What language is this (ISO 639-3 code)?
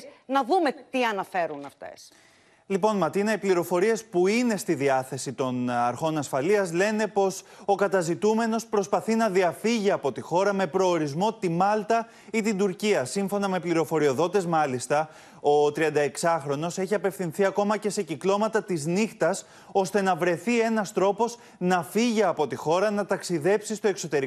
ell